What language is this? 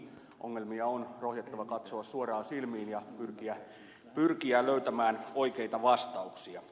Finnish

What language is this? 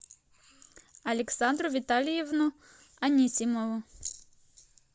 Russian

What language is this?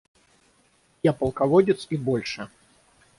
Russian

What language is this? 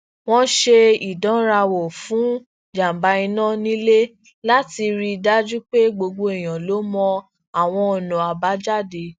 Yoruba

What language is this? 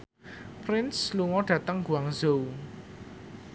Javanese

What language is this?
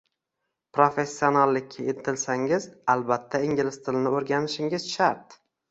Uzbek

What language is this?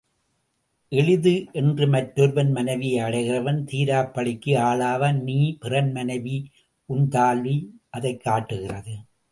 Tamil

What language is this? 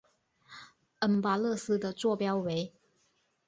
Chinese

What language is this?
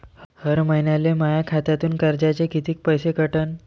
Marathi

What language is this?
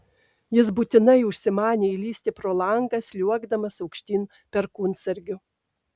Lithuanian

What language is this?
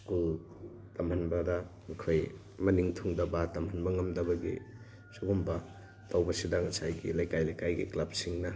Manipuri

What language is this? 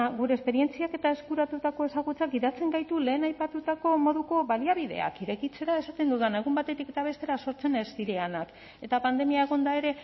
Basque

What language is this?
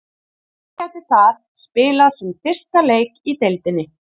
Icelandic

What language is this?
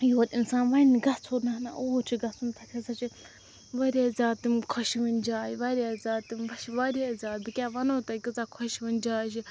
Kashmiri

